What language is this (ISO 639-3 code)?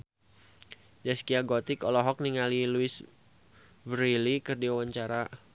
sun